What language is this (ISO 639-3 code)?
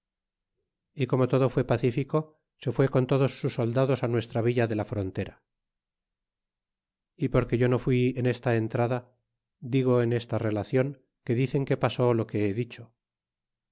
spa